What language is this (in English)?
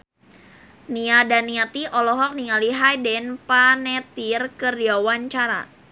Sundanese